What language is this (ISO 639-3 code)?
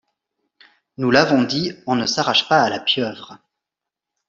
fra